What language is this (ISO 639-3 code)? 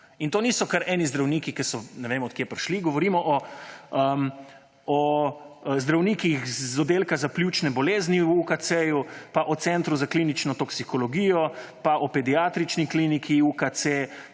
slv